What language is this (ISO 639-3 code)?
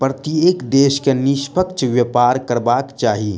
mai